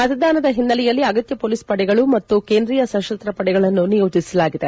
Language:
Kannada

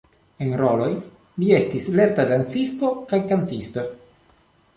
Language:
Esperanto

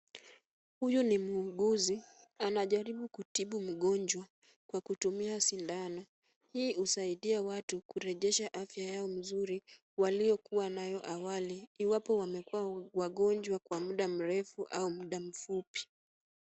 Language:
Swahili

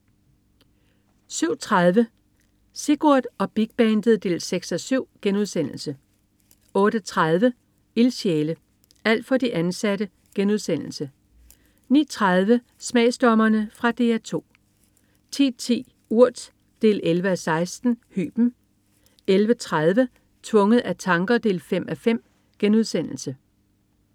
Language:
Danish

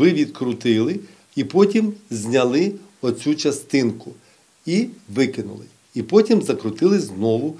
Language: Ukrainian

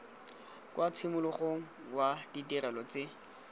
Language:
Tswana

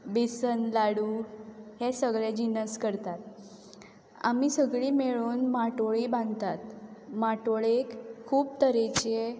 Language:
Konkani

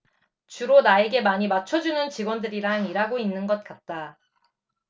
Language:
Korean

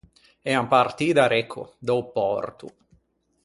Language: Ligurian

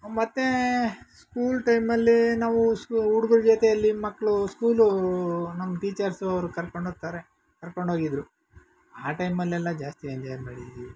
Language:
Kannada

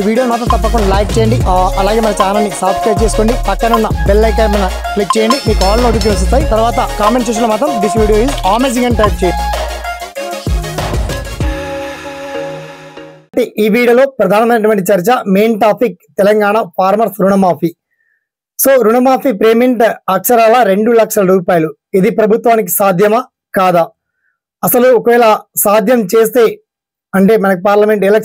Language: Telugu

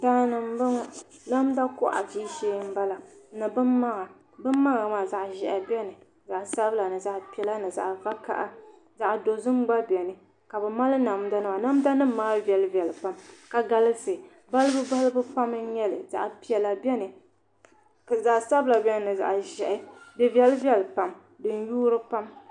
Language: Dagbani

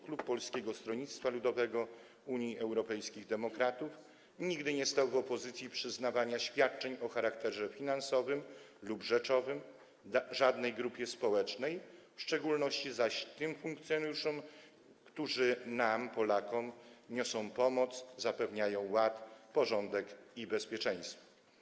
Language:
Polish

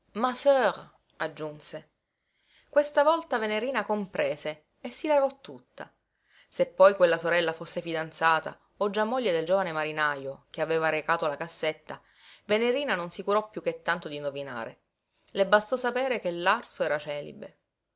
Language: Italian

